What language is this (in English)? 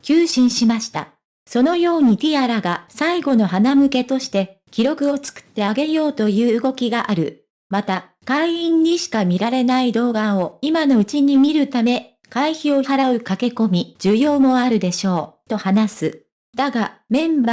Japanese